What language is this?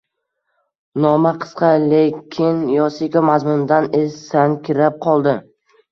Uzbek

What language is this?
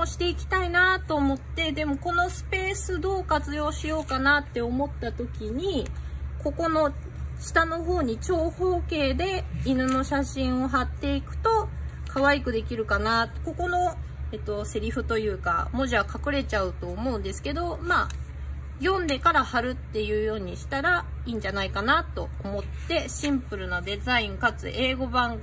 Japanese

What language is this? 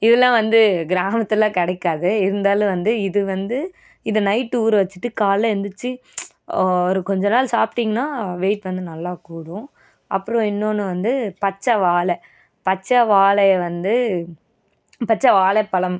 Tamil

